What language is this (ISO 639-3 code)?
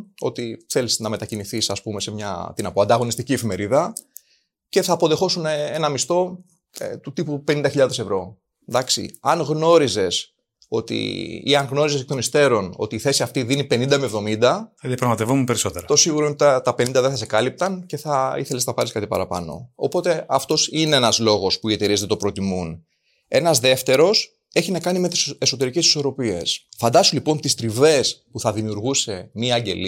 ell